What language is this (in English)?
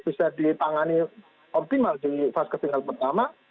Indonesian